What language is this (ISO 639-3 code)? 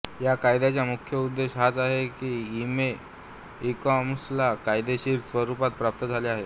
mar